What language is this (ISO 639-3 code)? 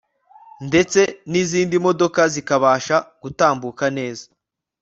kin